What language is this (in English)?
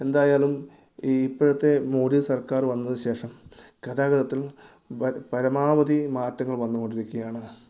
Malayalam